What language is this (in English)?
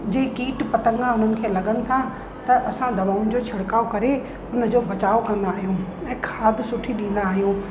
Sindhi